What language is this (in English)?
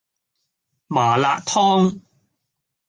Cantonese